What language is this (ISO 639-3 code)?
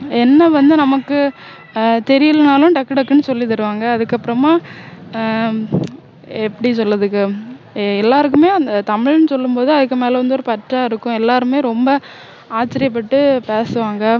tam